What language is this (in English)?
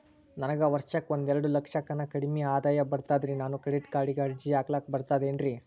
Kannada